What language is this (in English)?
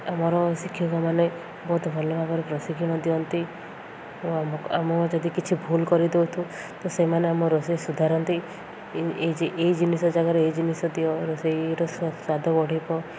Odia